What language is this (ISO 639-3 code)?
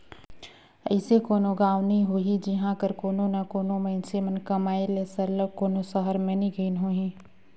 hne